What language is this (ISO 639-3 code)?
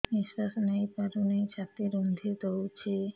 ori